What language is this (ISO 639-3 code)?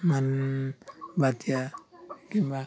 ori